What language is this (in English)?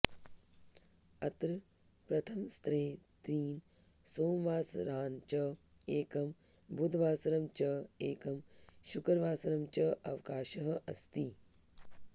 Sanskrit